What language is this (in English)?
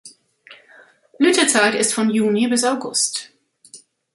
German